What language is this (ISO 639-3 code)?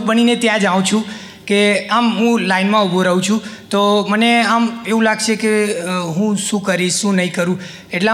guj